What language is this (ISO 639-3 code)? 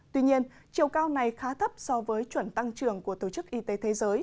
vie